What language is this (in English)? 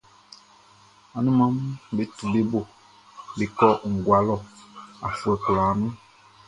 Baoulé